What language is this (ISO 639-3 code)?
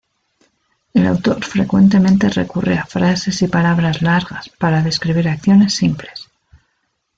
spa